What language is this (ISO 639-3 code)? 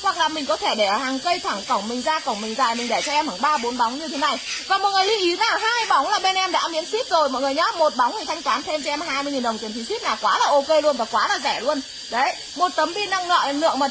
vie